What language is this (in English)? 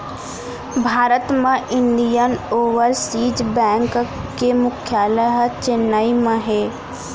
Chhattisgarhi